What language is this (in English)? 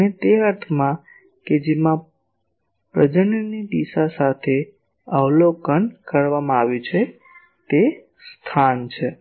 Gujarati